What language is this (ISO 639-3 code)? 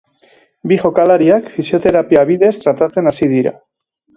eus